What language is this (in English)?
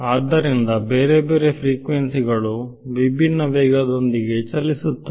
Kannada